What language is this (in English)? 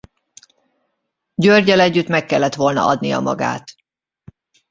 Hungarian